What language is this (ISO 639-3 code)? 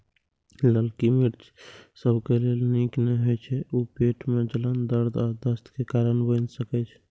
mai